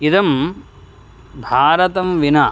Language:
Sanskrit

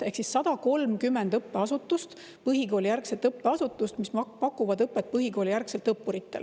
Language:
Estonian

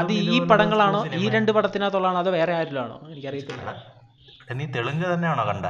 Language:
Malayalam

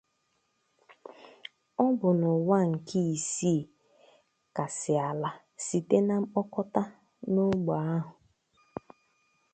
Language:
Igbo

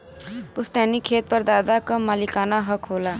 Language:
Bhojpuri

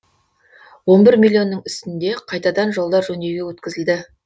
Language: Kazakh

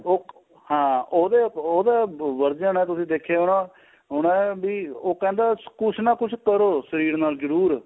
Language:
Punjabi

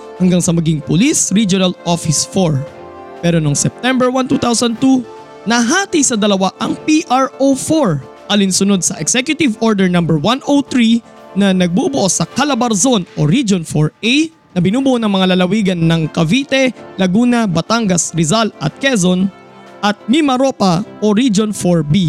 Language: Filipino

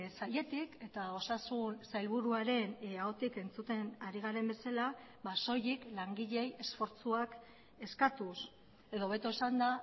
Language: Basque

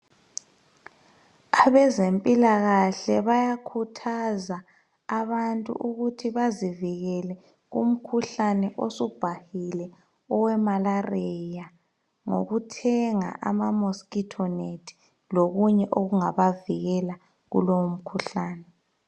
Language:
North Ndebele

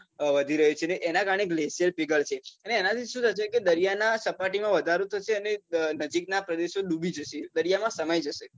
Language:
Gujarati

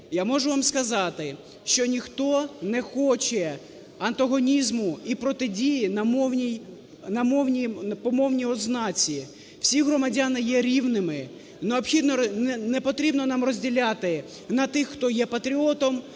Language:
Ukrainian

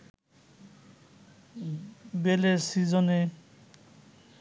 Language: Bangla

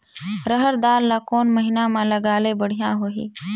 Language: Chhattisgarhi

